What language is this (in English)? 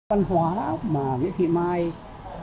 Vietnamese